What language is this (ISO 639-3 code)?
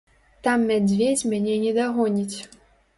bel